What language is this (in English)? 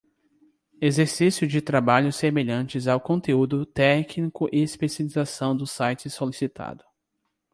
Portuguese